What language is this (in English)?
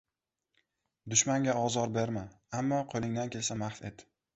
Uzbek